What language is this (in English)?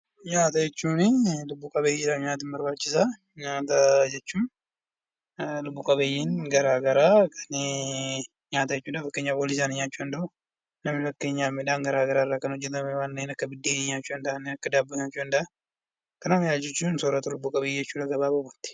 Oromo